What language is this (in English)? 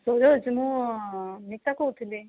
Odia